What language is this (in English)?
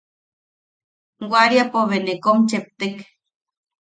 Yaqui